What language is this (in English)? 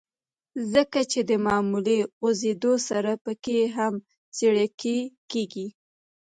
Pashto